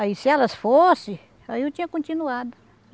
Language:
Portuguese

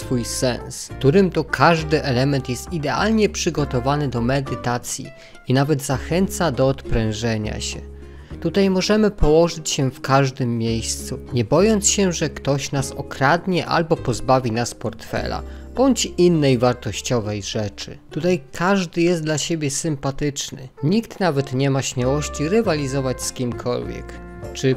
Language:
Polish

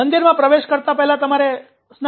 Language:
Gujarati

